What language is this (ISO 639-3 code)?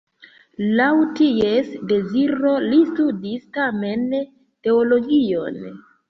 epo